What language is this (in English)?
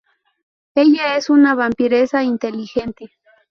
Spanish